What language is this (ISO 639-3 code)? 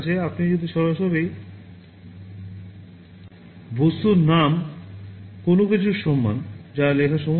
ben